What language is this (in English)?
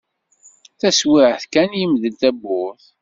Kabyle